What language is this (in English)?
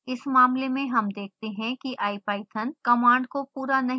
Hindi